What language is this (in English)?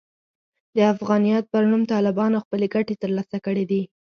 Pashto